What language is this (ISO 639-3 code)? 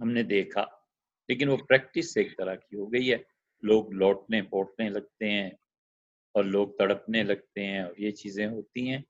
urd